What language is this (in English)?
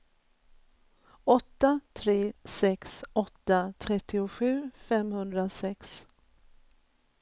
Swedish